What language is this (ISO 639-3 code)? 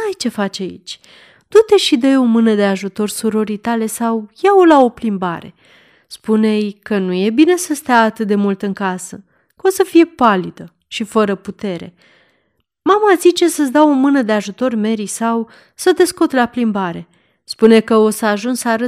ron